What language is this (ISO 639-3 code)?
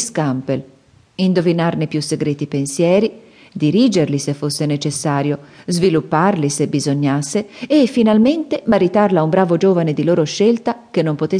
ita